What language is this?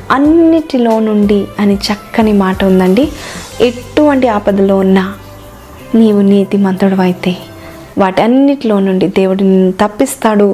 Telugu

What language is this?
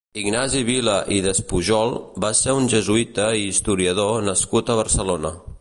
Catalan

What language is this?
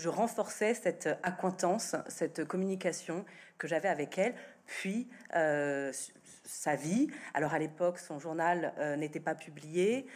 French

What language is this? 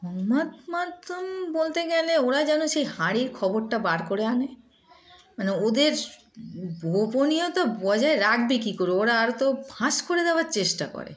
Bangla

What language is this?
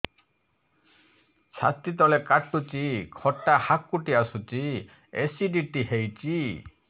Odia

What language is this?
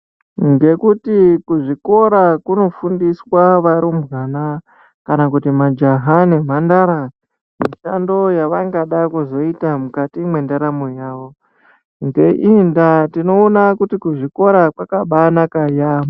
Ndau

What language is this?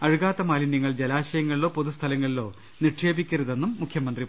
Malayalam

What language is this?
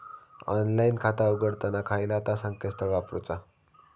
Marathi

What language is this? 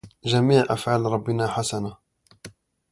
Arabic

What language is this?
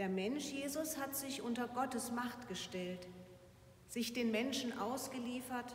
German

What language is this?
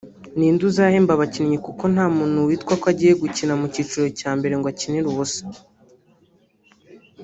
Kinyarwanda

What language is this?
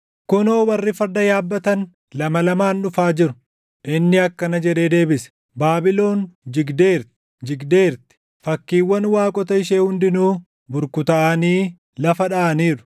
Oromo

